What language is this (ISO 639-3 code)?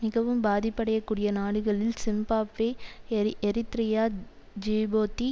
tam